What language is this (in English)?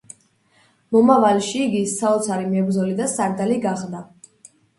Georgian